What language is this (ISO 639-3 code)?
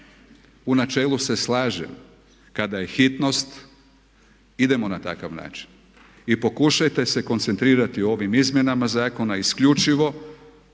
hrv